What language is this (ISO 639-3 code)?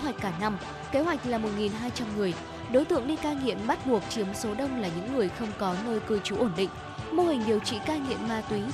vie